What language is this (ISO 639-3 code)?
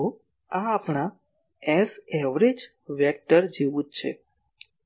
guj